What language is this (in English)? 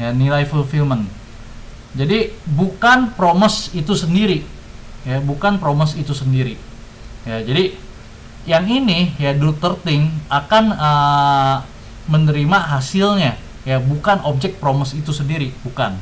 Indonesian